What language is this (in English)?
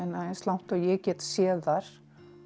Icelandic